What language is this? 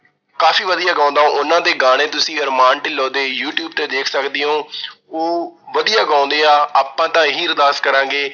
Punjabi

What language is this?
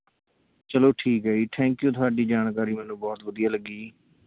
Punjabi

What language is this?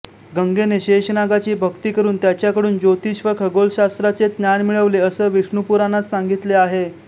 Marathi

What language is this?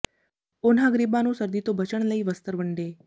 Punjabi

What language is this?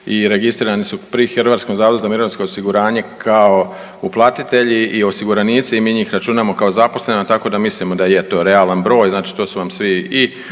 Croatian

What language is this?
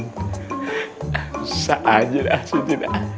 Indonesian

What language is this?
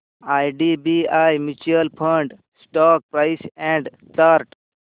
Marathi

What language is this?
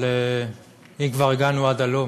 Hebrew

